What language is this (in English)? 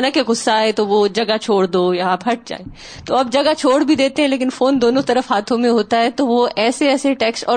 Urdu